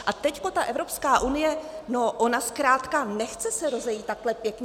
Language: Czech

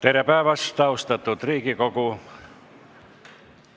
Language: Estonian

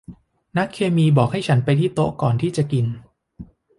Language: Thai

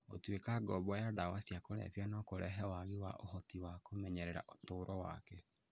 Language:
Kikuyu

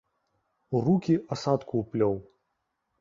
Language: Belarusian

